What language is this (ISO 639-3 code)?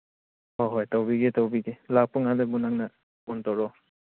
mni